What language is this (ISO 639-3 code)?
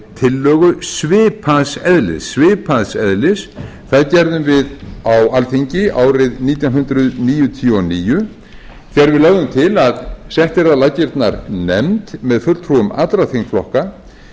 isl